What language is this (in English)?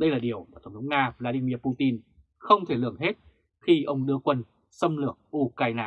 Vietnamese